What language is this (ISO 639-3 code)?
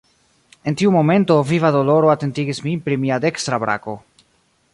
epo